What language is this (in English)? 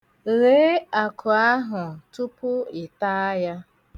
Igbo